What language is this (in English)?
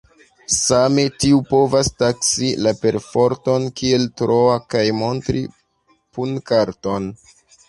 Esperanto